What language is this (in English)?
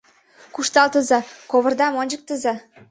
Mari